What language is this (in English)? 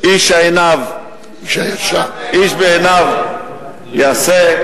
Hebrew